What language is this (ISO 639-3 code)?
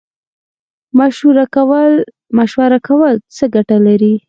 pus